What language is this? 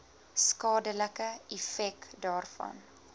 Afrikaans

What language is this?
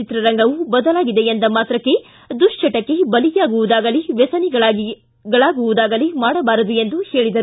Kannada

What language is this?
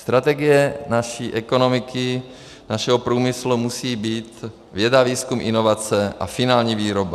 Czech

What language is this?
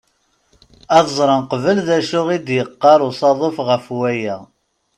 Kabyle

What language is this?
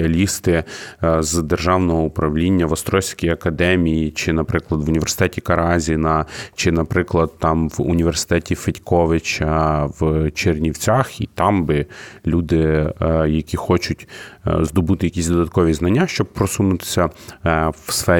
Ukrainian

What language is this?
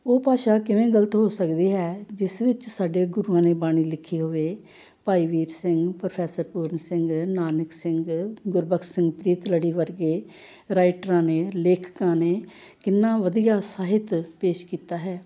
Punjabi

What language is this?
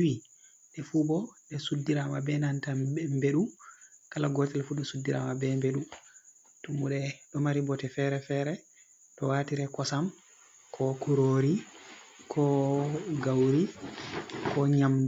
Fula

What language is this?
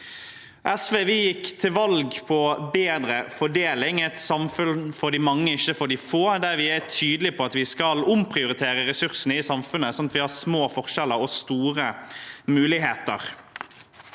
Norwegian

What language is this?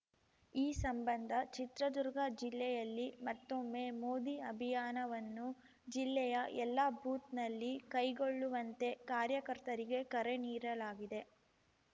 Kannada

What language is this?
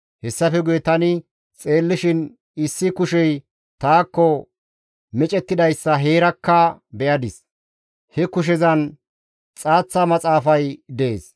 Gamo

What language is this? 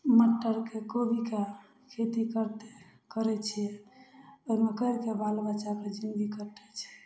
Maithili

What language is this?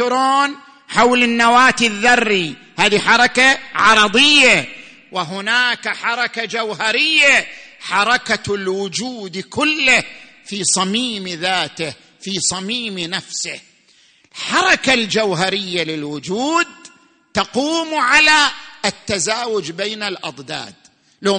Arabic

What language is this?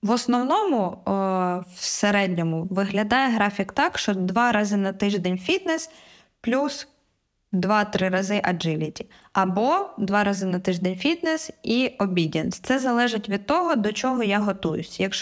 Ukrainian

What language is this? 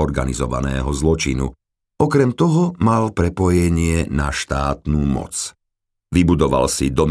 Slovak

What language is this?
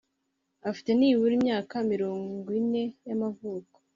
Kinyarwanda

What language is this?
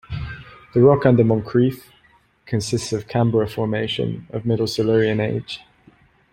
English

